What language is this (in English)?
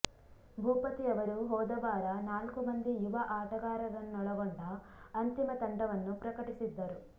Kannada